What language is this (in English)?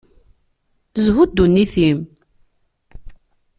Kabyle